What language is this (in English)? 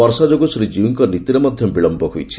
Odia